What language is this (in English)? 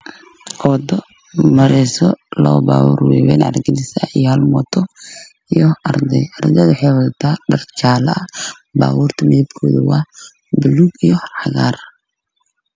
Somali